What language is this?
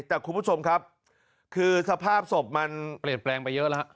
Thai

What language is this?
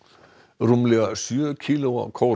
Icelandic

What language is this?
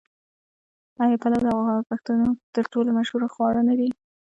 Pashto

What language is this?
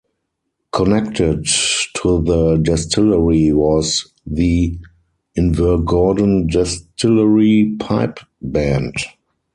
English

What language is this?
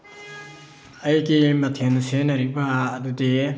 Manipuri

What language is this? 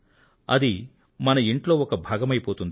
Telugu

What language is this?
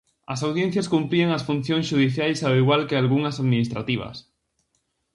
Galician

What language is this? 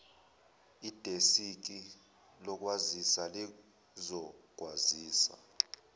Zulu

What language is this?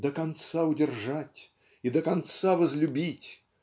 Russian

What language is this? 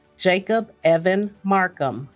English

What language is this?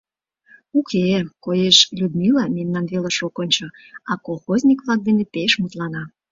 Mari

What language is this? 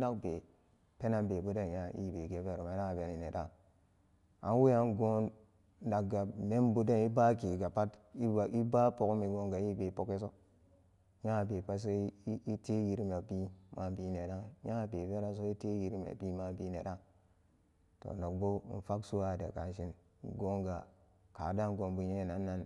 Samba Daka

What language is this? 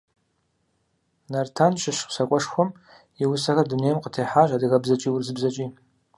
Kabardian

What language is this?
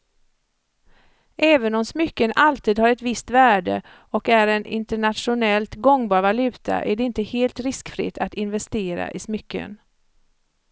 Swedish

